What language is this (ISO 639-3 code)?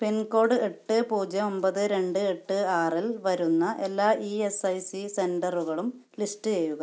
mal